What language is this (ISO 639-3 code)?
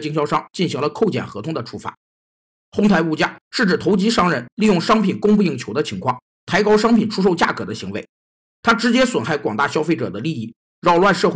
zho